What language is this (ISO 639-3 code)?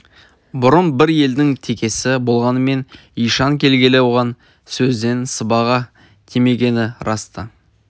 kaz